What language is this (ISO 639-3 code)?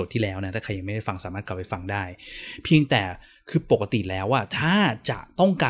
tha